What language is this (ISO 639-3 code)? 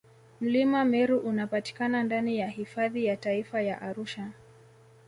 swa